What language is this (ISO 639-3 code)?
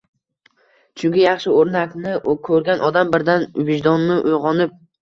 uzb